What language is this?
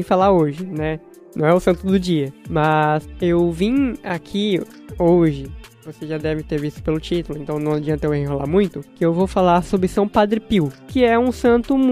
Portuguese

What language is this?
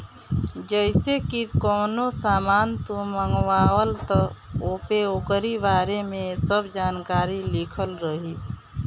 Bhojpuri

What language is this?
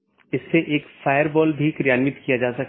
Hindi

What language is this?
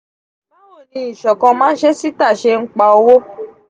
Yoruba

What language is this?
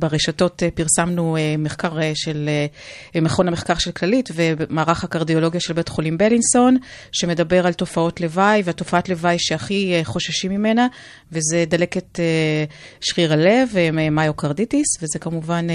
Hebrew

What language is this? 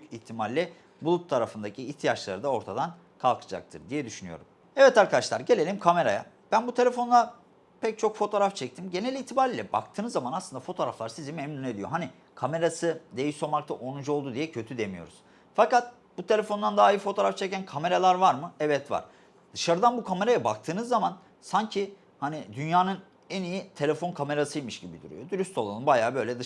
Turkish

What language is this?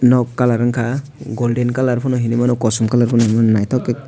Kok Borok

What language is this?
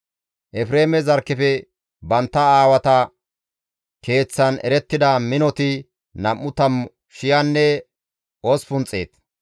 Gamo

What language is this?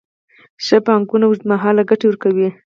Pashto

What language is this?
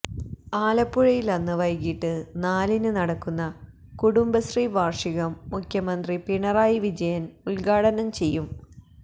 Malayalam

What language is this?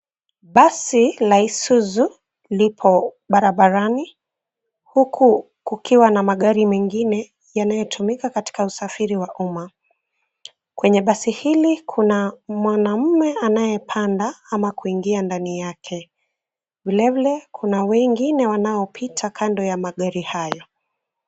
Swahili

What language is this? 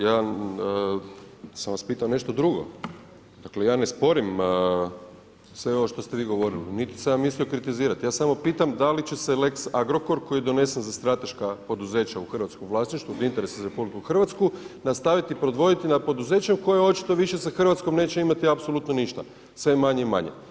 Croatian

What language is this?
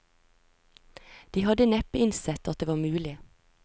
Norwegian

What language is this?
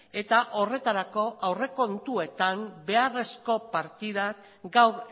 Basque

